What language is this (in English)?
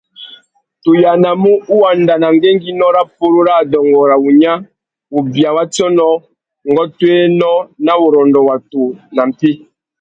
Tuki